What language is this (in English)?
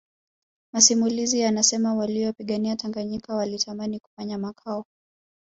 Swahili